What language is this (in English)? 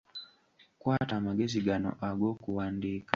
Ganda